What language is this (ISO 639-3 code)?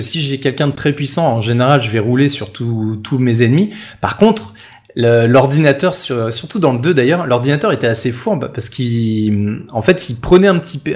fra